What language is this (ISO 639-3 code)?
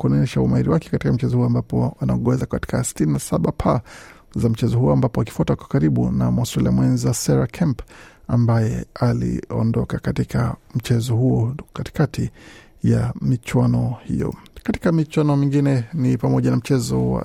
swa